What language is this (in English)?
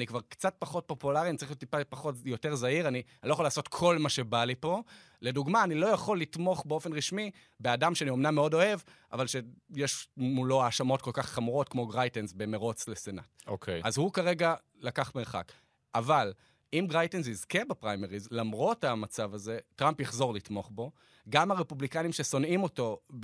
Hebrew